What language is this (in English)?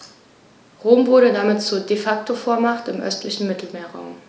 German